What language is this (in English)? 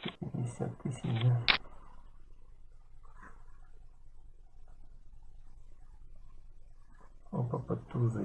Russian